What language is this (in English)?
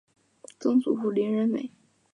Chinese